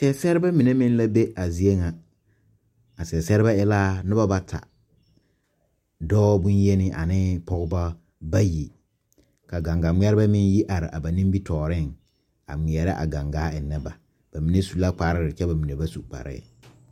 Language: Southern Dagaare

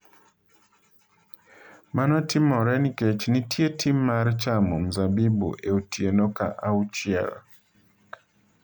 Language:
Luo (Kenya and Tanzania)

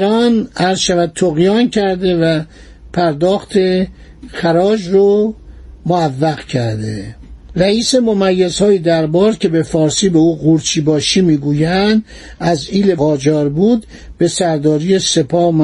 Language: Persian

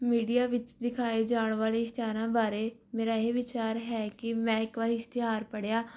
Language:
Punjabi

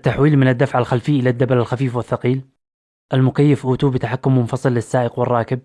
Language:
Arabic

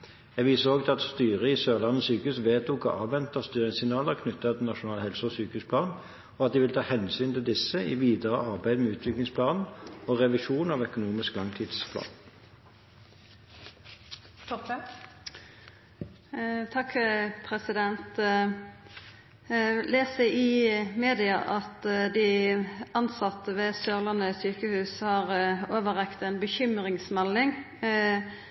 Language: Norwegian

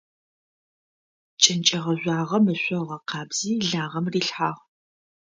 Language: Adyghe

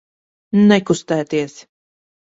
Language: Latvian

